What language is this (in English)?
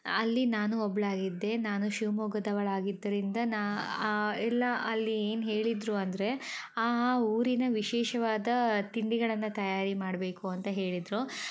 Kannada